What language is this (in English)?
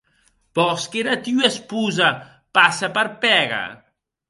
Occitan